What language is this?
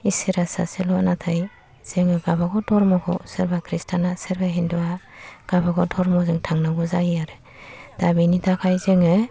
Bodo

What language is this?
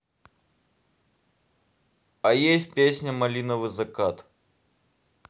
Russian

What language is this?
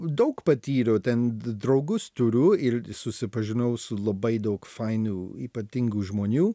Lithuanian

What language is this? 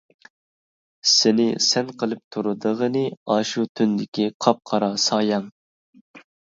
Uyghur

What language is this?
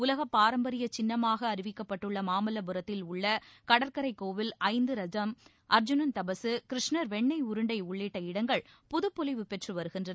Tamil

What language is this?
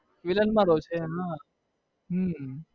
Gujarati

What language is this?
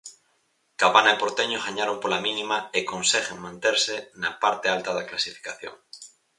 Galician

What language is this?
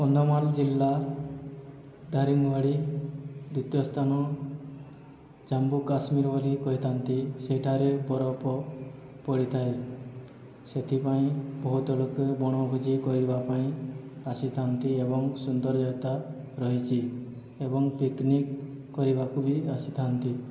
Odia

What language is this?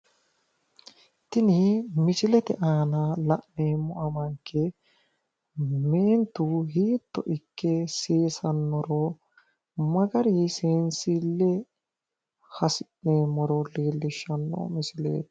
Sidamo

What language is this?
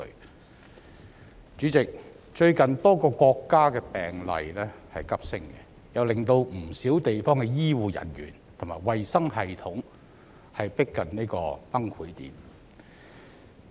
Cantonese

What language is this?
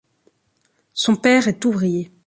French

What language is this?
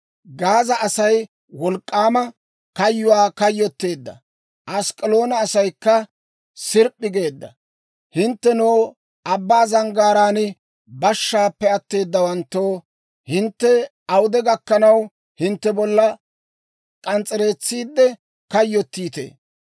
Dawro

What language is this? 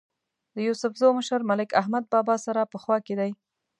Pashto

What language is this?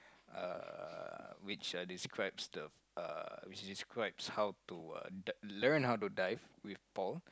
English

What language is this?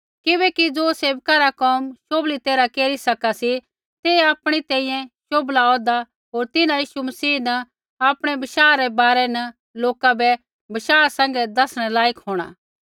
Kullu Pahari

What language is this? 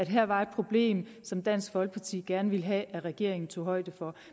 Danish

